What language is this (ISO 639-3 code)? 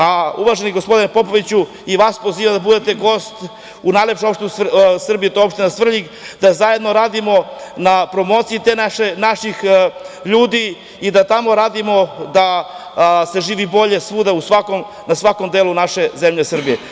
srp